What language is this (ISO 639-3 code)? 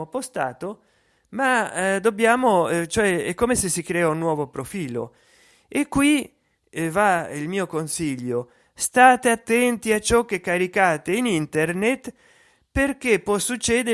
ita